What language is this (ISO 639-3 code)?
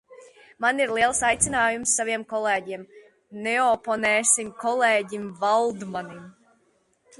lav